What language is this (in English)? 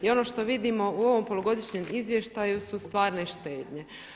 Croatian